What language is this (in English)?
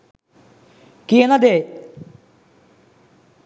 Sinhala